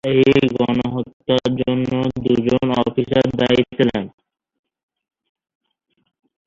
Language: Bangla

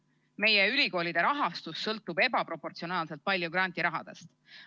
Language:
Estonian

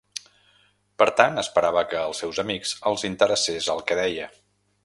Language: Catalan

